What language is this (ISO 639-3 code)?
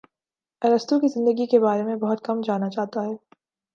urd